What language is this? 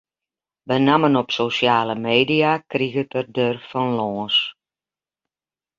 Western Frisian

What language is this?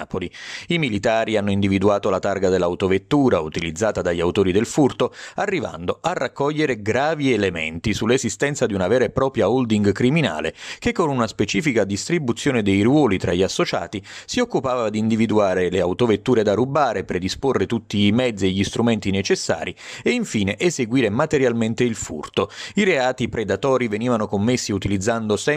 Italian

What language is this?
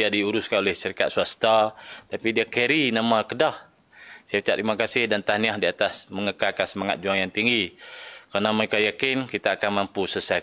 Malay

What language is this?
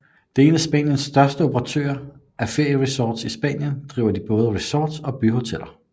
Danish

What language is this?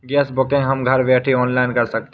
Hindi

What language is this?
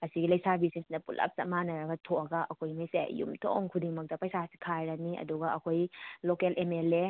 Manipuri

